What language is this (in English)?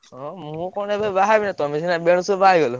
Odia